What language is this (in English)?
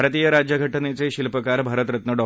Marathi